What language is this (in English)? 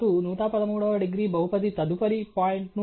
Telugu